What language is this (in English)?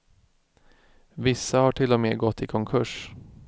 Swedish